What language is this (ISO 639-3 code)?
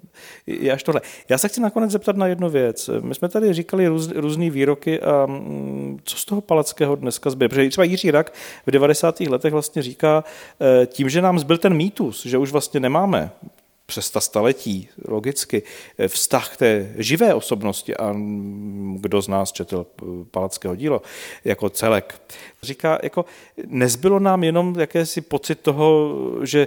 ces